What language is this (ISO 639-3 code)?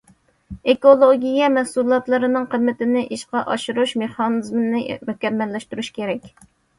uig